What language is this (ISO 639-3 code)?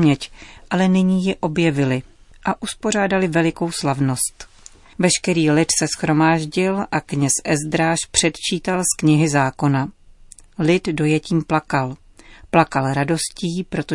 ces